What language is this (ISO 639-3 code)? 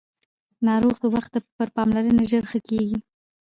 pus